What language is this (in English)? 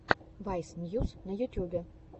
Russian